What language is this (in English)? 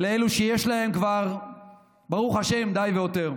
Hebrew